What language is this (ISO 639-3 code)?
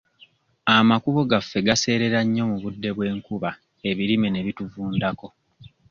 lug